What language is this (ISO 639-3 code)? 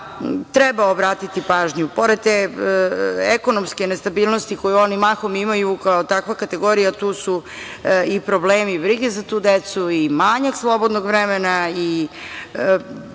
srp